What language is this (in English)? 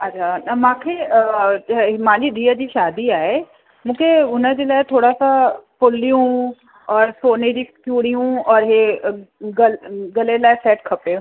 Sindhi